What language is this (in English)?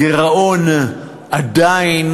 Hebrew